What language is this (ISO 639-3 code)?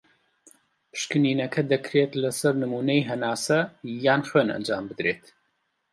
ckb